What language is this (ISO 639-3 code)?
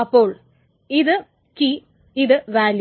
mal